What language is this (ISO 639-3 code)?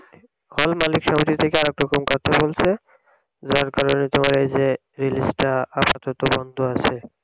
ben